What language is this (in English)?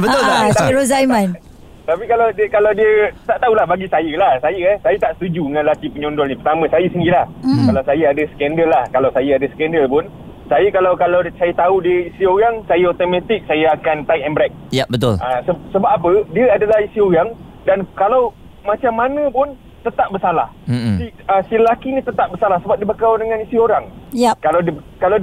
Malay